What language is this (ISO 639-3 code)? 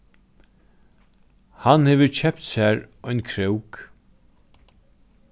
fao